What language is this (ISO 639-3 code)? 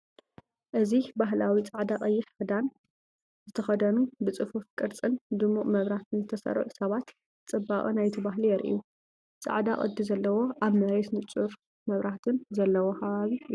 tir